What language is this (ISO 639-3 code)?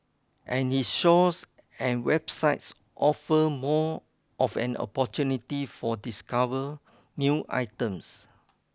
eng